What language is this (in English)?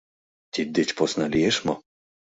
Mari